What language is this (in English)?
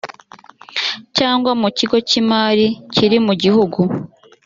Kinyarwanda